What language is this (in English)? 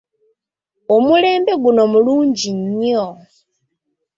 Ganda